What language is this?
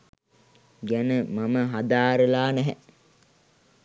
Sinhala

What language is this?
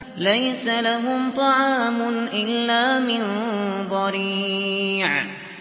Arabic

